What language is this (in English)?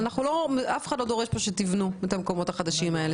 Hebrew